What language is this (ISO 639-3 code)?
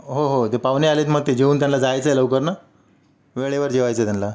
mar